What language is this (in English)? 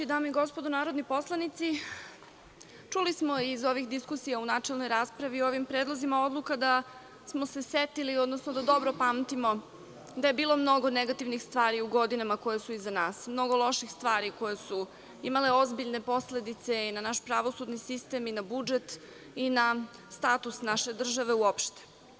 Serbian